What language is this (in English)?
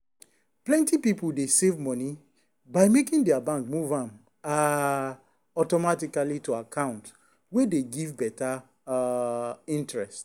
Nigerian Pidgin